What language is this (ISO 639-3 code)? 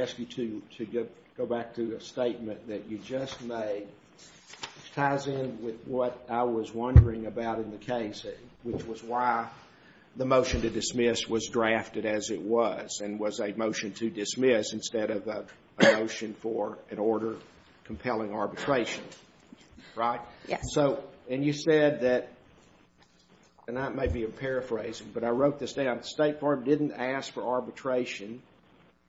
eng